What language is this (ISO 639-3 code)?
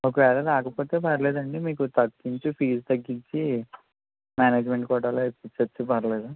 tel